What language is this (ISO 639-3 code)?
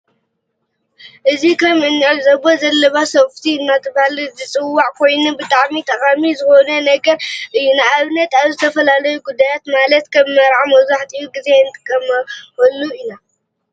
tir